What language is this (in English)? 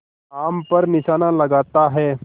Hindi